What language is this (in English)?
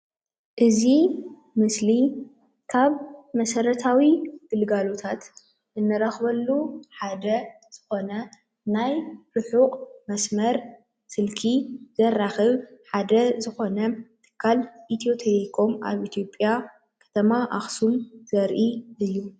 Tigrinya